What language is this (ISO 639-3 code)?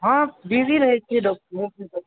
mai